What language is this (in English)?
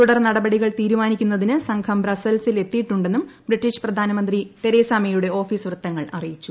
Malayalam